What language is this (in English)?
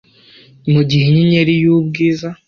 Kinyarwanda